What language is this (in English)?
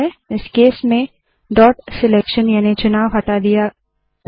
Hindi